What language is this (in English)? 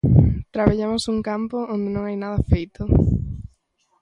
Galician